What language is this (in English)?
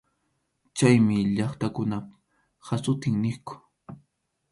Arequipa-La Unión Quechua